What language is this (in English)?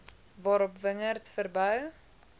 Afrikaans